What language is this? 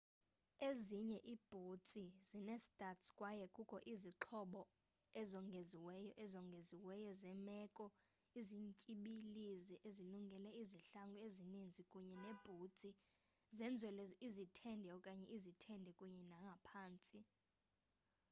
Xhosa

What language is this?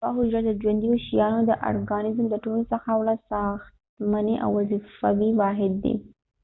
Pashto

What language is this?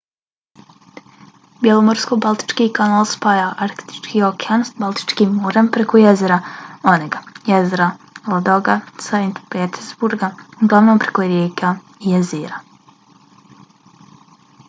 Bosnian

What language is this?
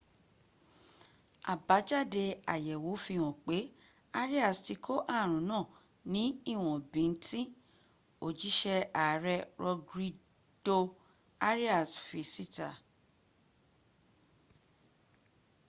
Yoruba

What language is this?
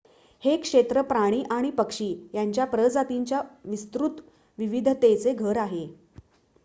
Marathi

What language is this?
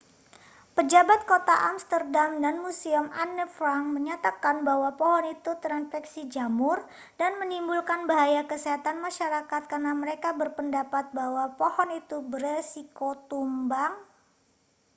Indonesian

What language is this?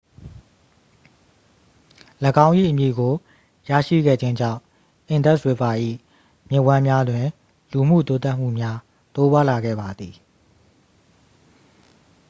Burmese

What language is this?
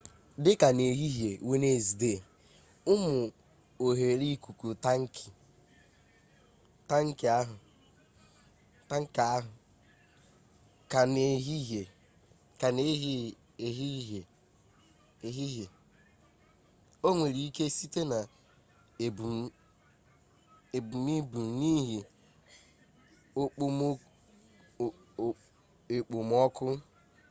Igbo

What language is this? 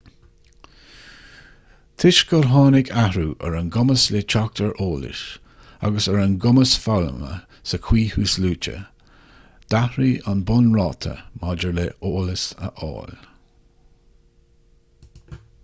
Irish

